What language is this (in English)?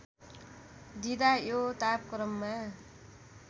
Nepali